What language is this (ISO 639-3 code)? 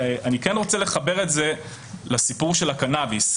heb